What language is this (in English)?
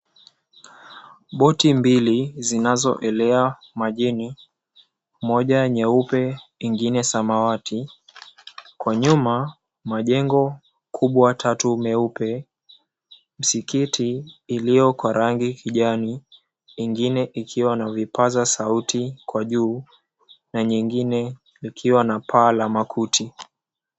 Swahili